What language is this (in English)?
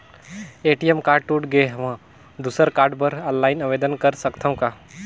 Chhattisgarhi